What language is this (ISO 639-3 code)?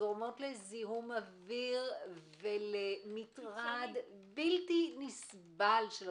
heb